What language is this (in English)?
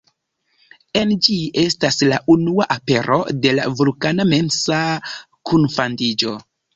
Esperanto